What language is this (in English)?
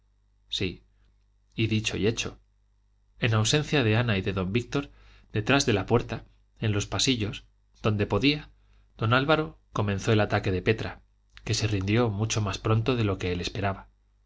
Spanish